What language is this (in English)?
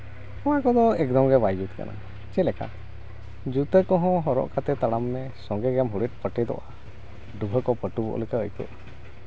Santali